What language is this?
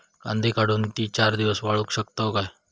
Marathi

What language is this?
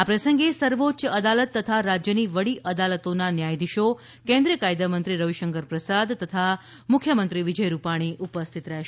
Gujarati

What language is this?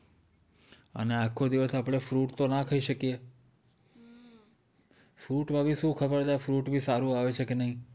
Gujarati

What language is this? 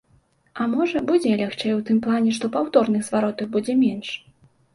Belarusian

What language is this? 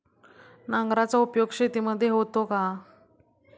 Marathi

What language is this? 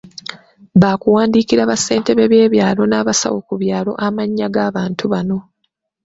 Ganda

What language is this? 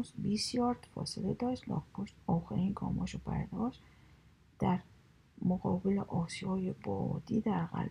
Persian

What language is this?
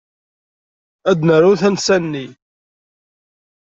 Kabyle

